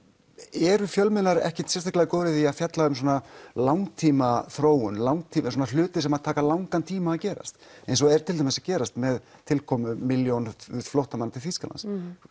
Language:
Icelandic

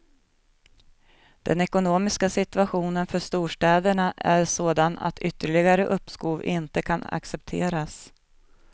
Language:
Swedish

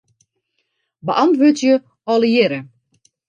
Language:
Western Frisian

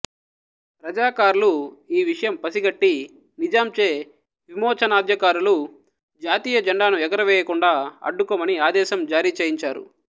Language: Telugu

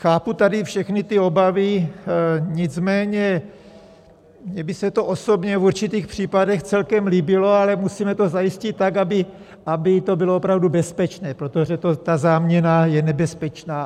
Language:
Czech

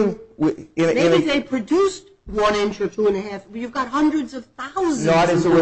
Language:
English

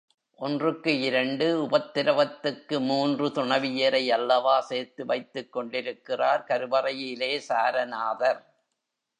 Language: Tamil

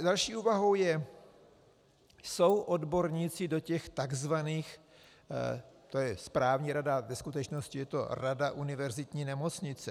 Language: Czech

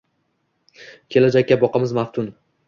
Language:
Uzbek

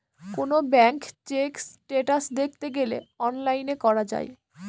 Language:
Bangla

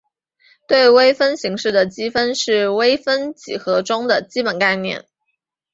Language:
Chinese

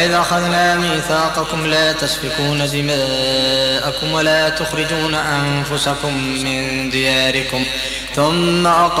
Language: Arabic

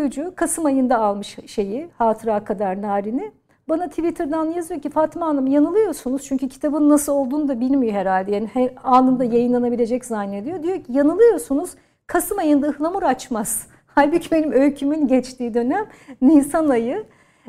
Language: Turkish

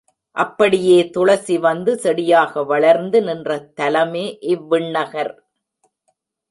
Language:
Tamil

